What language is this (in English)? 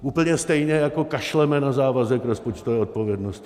Czech